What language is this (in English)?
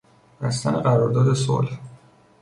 Persian